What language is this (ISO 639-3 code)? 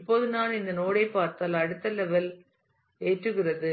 tam